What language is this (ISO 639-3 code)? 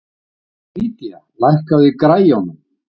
isl